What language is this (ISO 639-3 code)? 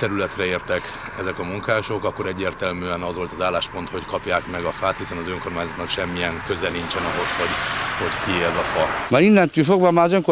hun